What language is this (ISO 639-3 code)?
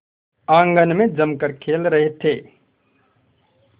hin